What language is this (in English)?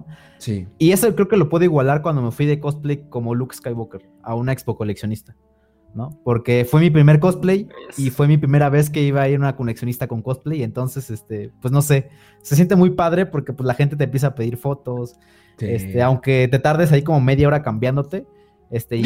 Spanish